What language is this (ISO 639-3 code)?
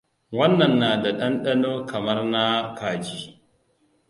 hau